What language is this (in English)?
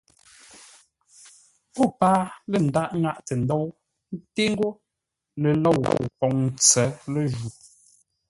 Ngombale